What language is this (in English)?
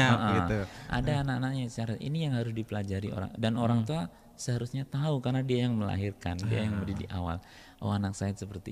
Indonesian